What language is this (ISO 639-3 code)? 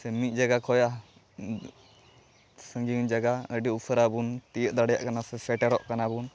sat